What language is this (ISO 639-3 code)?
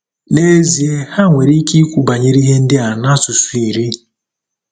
ibo